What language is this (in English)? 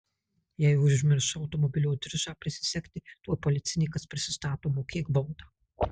Lithuanian